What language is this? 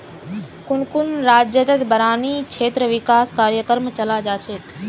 Magahi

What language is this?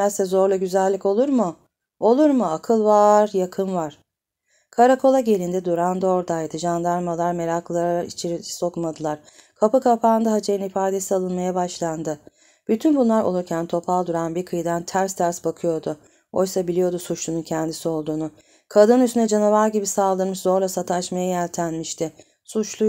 Turkish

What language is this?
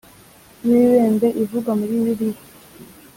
Kinyarwanda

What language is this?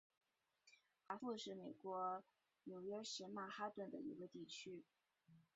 Chinese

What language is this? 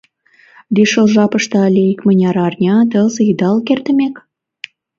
Mari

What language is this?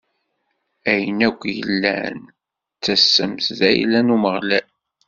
Kabyle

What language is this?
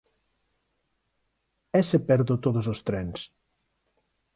Galician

